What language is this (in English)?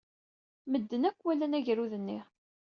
Kabyle